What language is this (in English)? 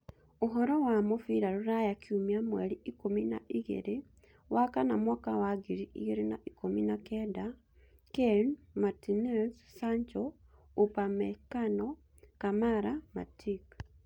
Kikuyu